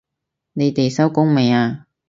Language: Cantonese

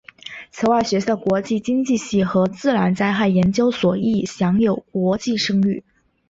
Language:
Chinese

